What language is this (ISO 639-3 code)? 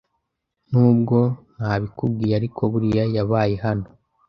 kin